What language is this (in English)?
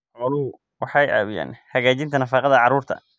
Somali